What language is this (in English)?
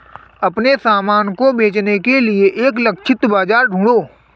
Hindi